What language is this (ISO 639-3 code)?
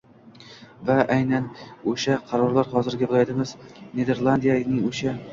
uzb